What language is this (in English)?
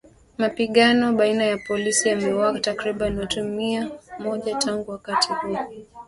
Swahili